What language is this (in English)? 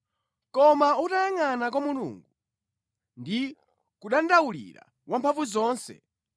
Nyanja